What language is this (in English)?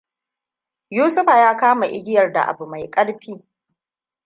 Hausa